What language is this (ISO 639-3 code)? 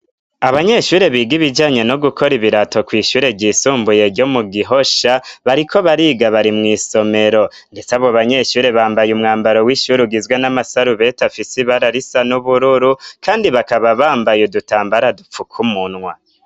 run